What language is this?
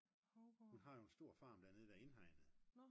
Danish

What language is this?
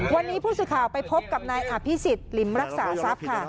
Thai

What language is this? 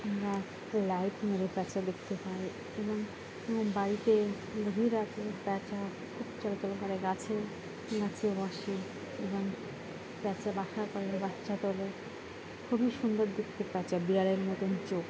Bangla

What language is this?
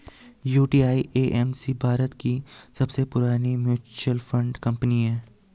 Hindi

